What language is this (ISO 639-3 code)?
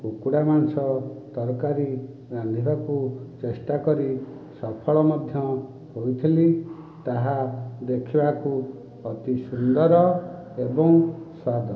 ori